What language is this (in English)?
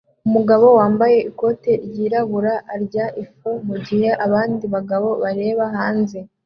Kinyarwanda